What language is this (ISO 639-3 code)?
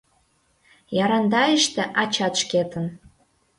chm